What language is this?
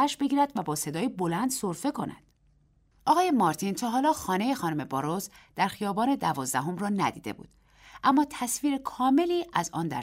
Persian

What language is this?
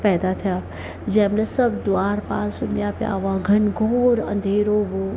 Sindhi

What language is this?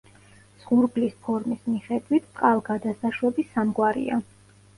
Georgian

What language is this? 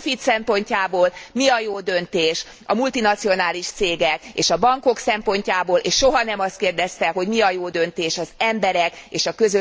Hungarian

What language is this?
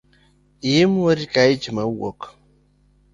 Luo (Kenya and Tanzania)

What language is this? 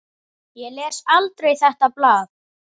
Icelandic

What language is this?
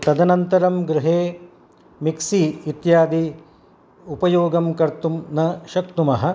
Sanskrit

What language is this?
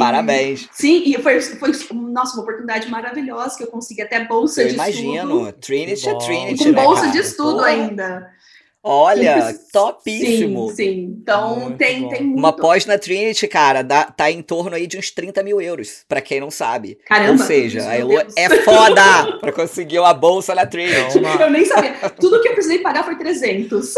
Portuguese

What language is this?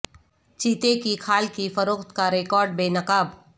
Urdu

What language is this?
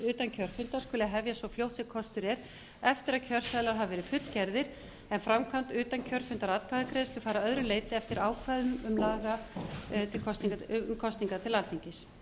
Icelandic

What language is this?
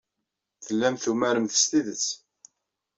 Kabyle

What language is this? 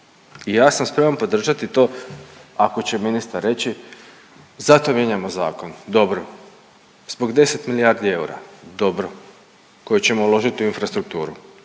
Croatian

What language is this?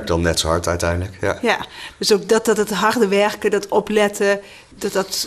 Dutch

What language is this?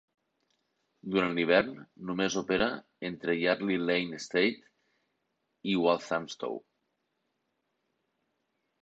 Catalan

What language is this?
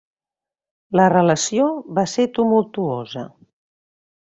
Catalan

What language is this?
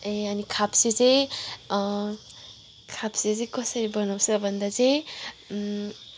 Nepali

